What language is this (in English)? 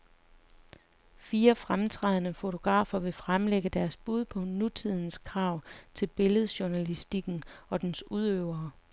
Danish